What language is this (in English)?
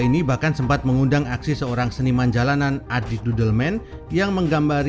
Indonesian